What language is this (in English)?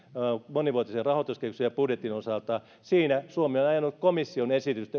Finnish